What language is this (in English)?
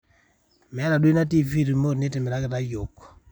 Masai